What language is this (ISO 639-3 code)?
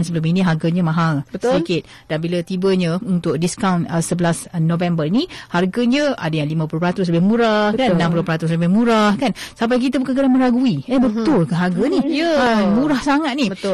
msa